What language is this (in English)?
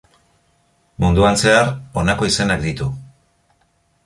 Basque